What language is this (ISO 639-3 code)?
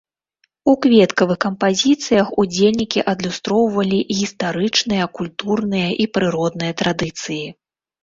bel